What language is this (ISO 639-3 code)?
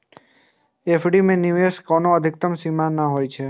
mai